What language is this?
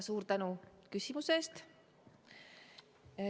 Estonian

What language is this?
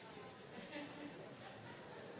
Norwegian Nynorsk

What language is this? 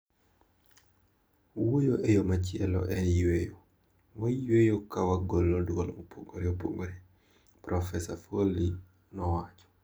Luo (Kenya and Tanzania)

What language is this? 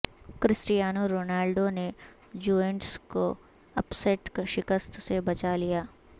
Urdu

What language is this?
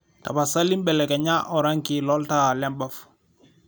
Masai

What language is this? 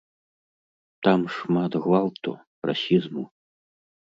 Belarusian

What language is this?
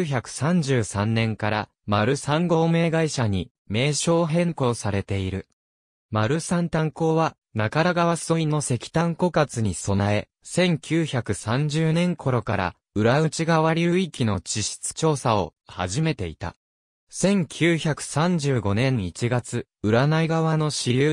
Japanese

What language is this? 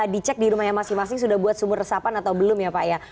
Indonesian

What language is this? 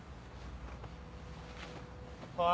Japanese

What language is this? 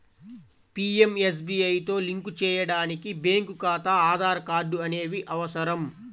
Telugu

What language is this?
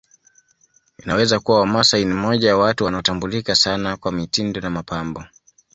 Swahili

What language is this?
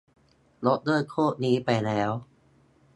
Thai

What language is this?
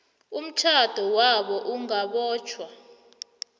South Ndebele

